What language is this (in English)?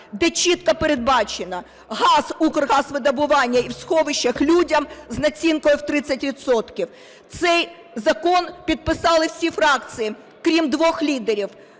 Ukrainian